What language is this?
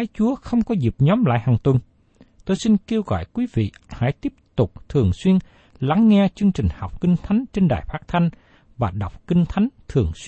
Vietnamese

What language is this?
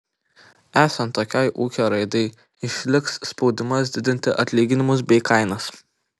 Lithuanian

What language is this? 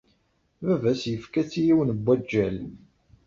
Kabyle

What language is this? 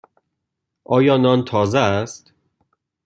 Persian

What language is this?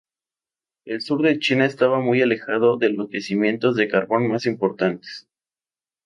Spanish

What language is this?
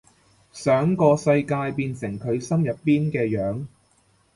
Cantonese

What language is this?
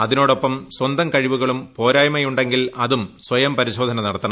Malayalam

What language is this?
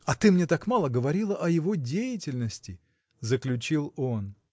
Russian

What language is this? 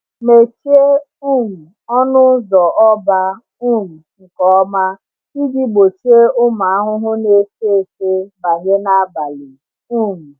Igbo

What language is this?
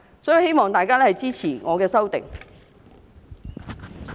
Cantonese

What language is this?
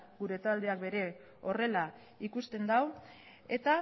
Basque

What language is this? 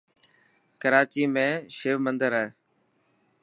Dhatki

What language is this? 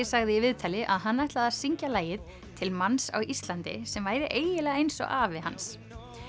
Icelandic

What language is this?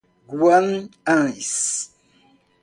Portuguese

